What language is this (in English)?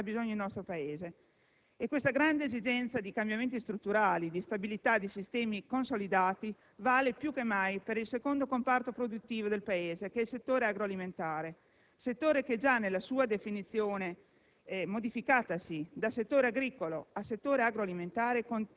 Italian